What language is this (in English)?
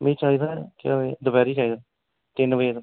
Dogri